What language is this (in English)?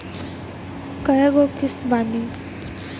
Bhojpuri